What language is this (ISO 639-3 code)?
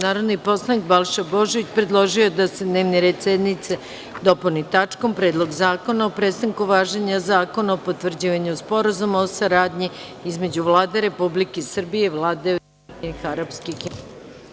srp